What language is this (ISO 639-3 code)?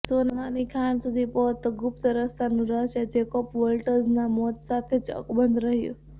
guj